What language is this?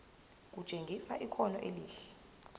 Zulu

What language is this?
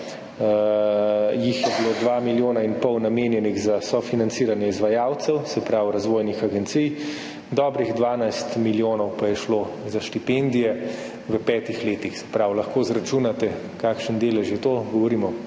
Slovenian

